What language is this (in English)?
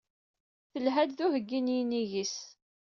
Kabyle